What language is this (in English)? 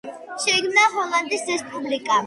Georgian